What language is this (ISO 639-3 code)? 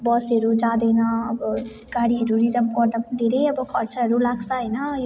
nep